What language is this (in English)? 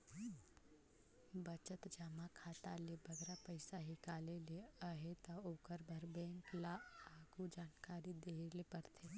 Chhattisgarhi